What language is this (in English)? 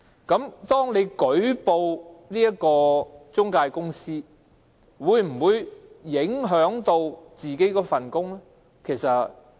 Cantonese